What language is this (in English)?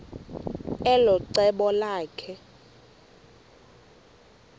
Xhosa